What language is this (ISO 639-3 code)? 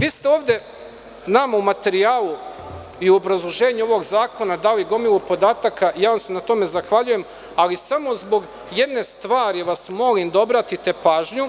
srp